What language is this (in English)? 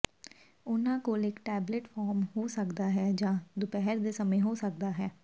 Punjabi